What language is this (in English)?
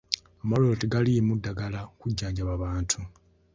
Ganda